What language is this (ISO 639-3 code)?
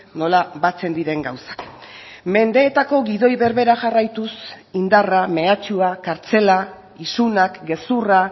eus